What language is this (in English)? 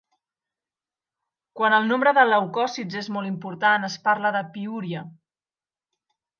Catalan